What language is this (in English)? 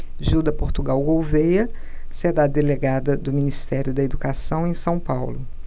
Portuguese